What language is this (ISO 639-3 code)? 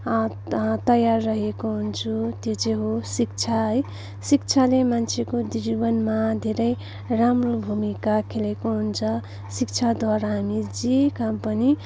nep